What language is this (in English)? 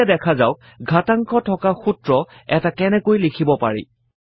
Assamese